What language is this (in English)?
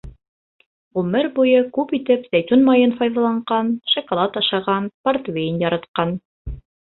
Bashkir